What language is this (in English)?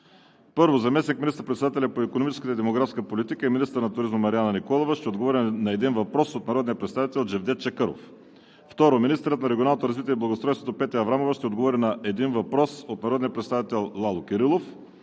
Bulgarian